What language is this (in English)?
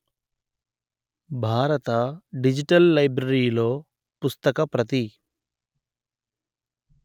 Telugu